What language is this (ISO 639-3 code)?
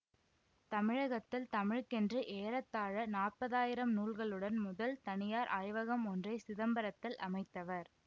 tam